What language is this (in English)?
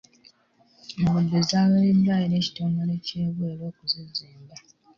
Ganda